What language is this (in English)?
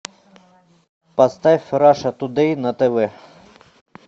Russian